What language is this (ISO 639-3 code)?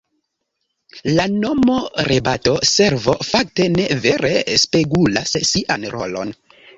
epo